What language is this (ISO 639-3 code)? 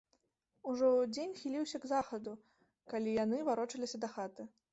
bel